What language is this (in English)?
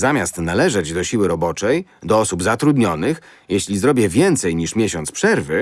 Polish